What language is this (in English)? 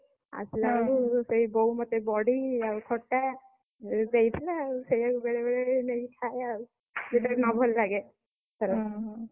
Odia